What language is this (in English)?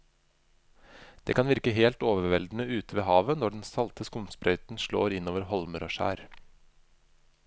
Norwegian